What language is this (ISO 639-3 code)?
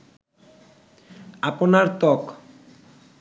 ben